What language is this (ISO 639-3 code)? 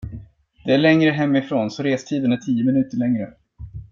swe